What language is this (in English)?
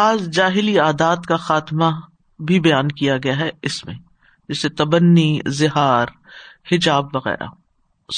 Urdu